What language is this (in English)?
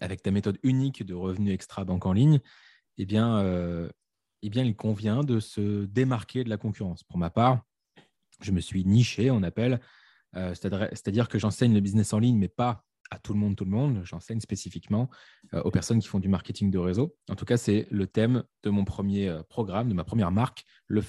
French